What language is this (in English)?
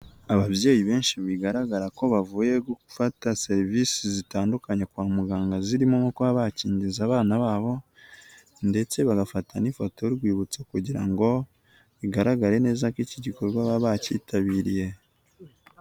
Kinyarwanda